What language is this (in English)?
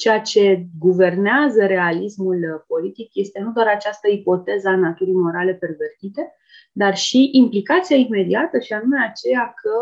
Romanian